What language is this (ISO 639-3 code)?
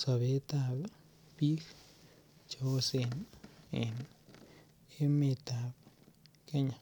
kln